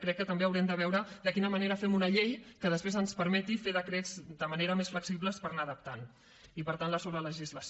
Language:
Catalan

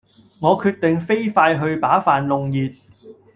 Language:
Cantonese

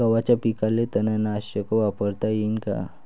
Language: Marathi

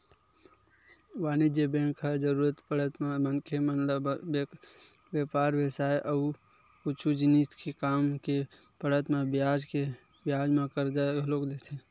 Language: Chhattisgarhi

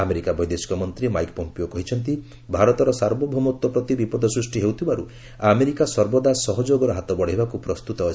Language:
Odia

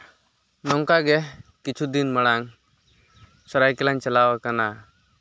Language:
Santali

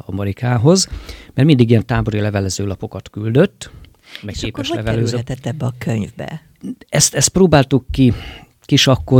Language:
Hungarian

